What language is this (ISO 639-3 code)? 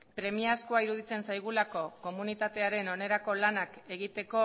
eus